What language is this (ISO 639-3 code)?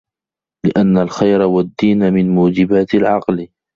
ara